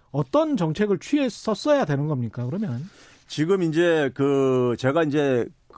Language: Korean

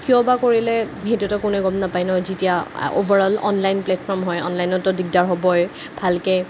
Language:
Assamese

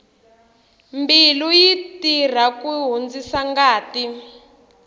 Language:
Tsonga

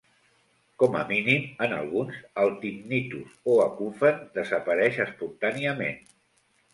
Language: Catalan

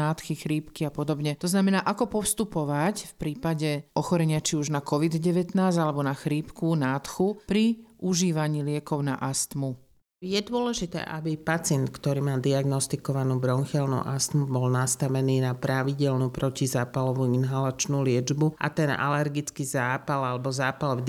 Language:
Slovak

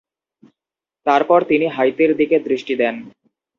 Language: Bangla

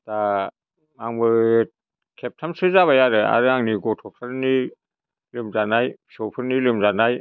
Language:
Bodo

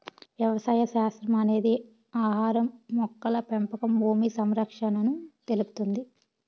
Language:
Telugu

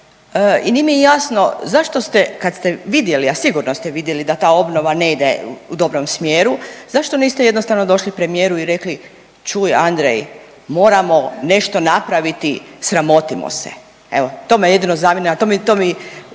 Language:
Croatian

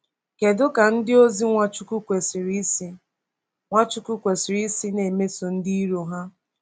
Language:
Igbo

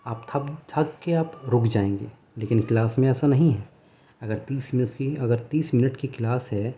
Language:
Urdu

